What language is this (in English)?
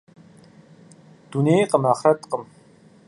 Kabardian